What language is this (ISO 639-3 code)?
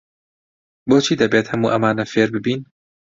ckb